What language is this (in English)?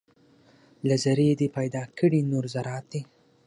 Pashto